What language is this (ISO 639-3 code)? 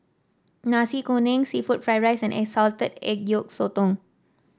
eng